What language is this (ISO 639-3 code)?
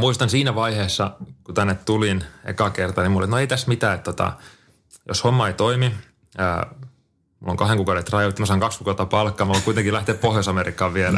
fin